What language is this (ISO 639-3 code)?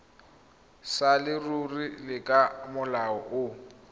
tsn